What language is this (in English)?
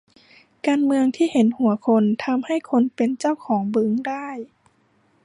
Thai